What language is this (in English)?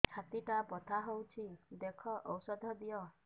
Odia